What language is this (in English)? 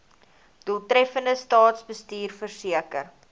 Afrikaans